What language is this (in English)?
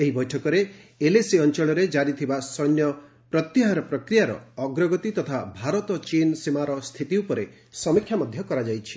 Odia